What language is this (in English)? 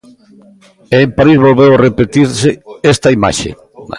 Galician